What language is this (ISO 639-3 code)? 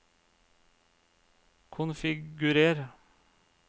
nor